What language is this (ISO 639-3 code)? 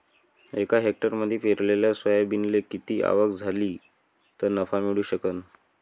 mar